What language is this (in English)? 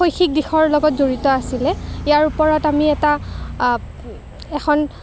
Assamese